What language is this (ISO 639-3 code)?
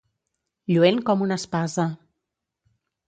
cat